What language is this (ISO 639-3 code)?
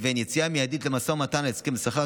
heb